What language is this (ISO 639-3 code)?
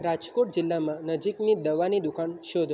guj